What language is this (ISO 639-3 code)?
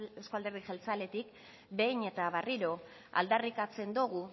eus